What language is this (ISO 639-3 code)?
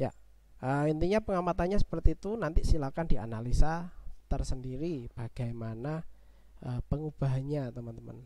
ind